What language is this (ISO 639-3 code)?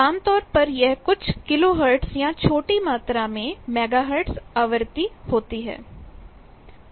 hin